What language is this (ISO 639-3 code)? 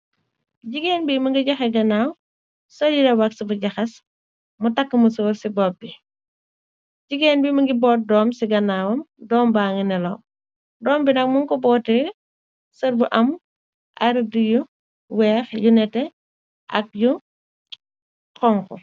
wol